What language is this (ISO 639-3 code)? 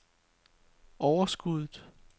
dan